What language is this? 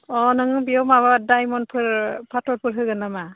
Bodo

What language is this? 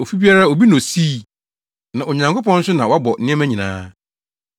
Akan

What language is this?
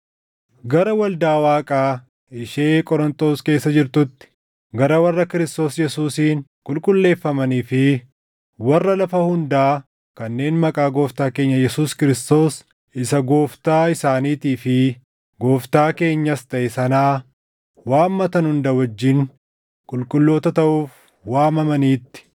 Oromo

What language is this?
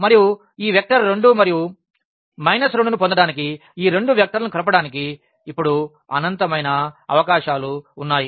Telugu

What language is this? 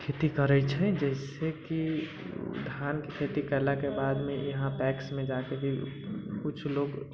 Maithili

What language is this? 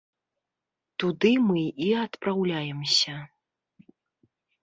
Belarusian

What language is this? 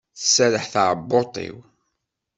Kabyle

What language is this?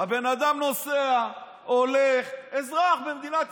Hebrew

